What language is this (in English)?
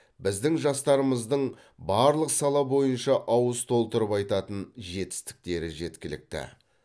Kazakh